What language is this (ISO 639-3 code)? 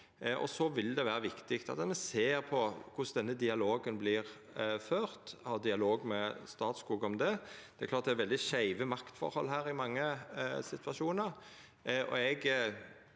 nor